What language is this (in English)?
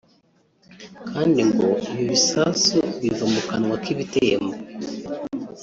Kinyarwanda